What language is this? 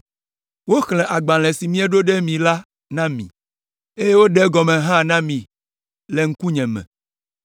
Ewe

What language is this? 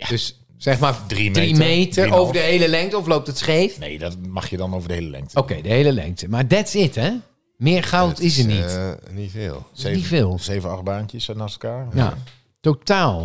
Dutch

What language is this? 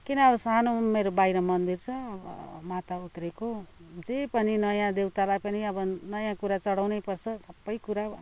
Nepali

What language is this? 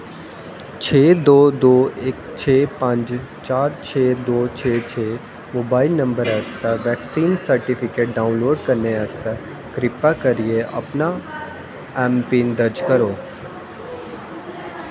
Dogri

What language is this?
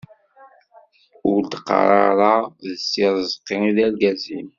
Kabyle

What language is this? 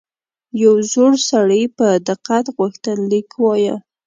Pashto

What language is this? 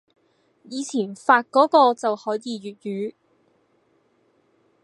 Cantonese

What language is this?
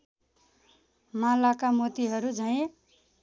Nepali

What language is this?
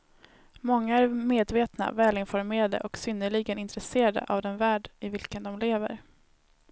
Swedish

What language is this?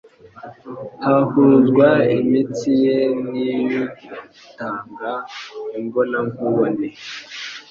Kinyarwanda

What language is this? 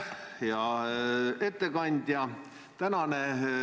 Estonian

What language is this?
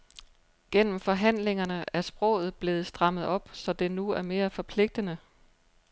Danish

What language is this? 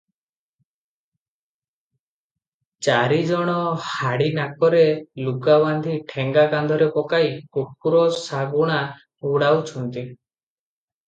Odia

